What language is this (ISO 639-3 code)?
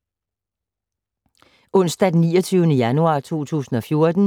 dan